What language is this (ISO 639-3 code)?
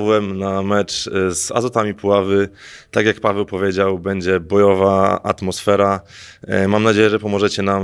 pol